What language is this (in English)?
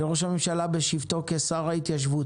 Hebrew